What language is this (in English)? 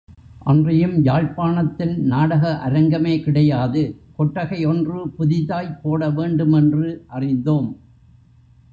Tamil